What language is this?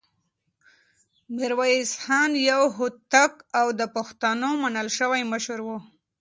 Pashto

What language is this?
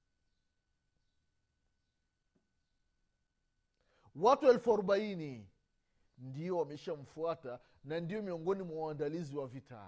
Swahili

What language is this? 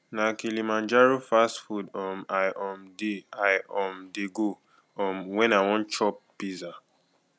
Nigerian Pidgin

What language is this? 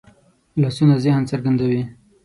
Pashto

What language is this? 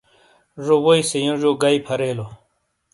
Shina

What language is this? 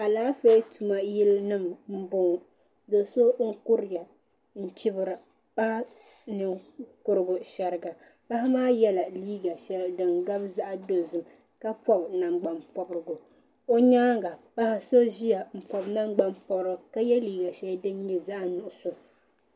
Dagbani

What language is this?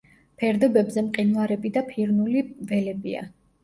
Georgian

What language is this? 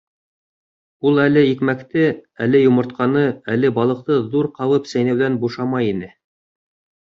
Bashkir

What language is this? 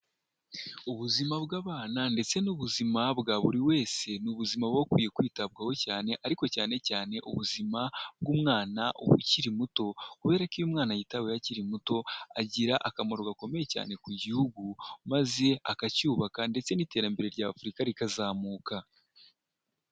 Kinyarwanda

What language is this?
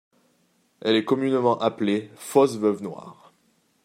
French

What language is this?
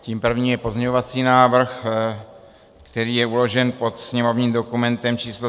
Czech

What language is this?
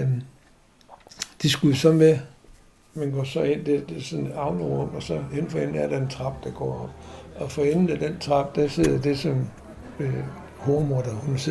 Danish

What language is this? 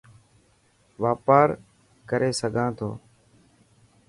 Dhatki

